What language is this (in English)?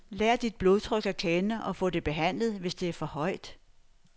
Danish